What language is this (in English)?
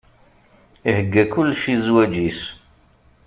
Kabyle